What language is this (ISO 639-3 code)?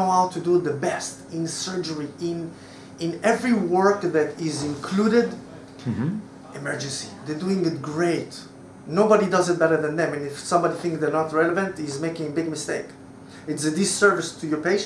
eng